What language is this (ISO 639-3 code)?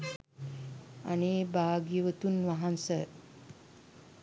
sin